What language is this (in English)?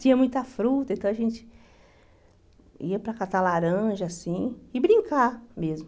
Portuguese